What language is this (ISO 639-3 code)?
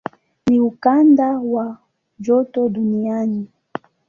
swa